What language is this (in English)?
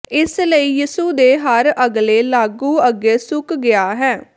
Punjabi